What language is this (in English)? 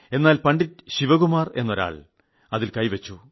Malayalam